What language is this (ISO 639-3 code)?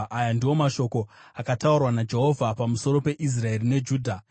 sna